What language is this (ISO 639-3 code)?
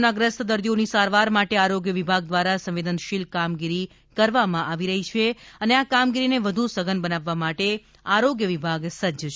guj